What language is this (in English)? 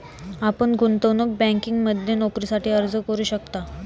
Marathi